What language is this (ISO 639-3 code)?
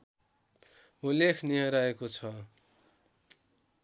nep